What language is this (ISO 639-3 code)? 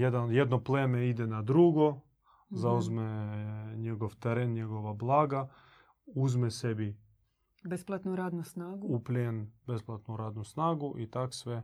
hrv